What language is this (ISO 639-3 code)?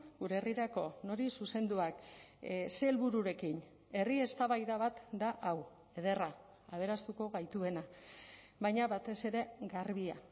eus